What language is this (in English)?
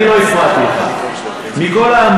Hebrew